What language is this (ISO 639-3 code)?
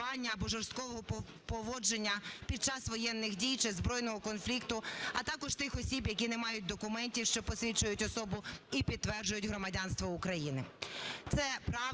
ukr